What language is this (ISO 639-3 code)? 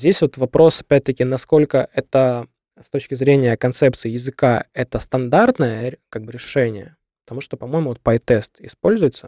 rus